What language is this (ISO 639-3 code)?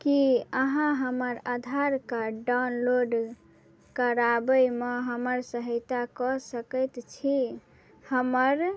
mai